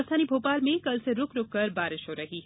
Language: Hindi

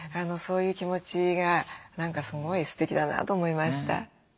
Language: Japanese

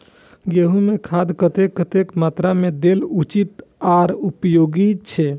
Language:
Maithili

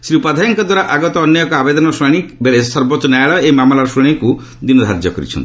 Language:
Odia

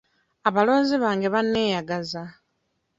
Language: Ganda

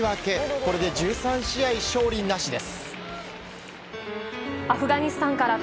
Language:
Japanese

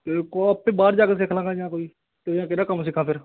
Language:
Punjabi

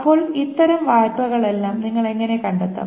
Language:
Malayalam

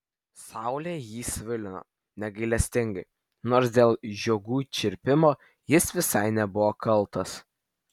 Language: Lithuanian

